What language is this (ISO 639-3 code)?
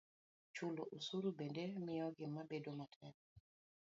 luo